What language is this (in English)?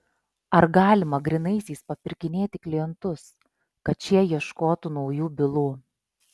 Lithuanian